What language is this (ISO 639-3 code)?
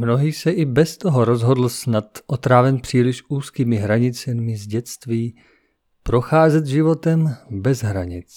ces